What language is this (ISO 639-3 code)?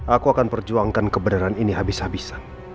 ind